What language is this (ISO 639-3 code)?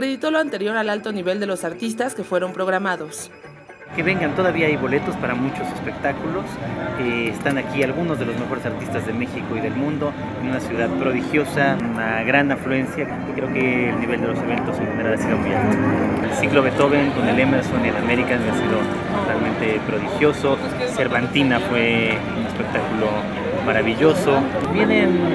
spa